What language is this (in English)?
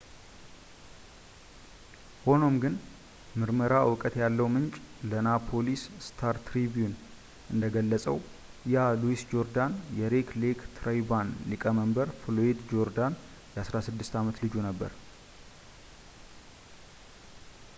Amharic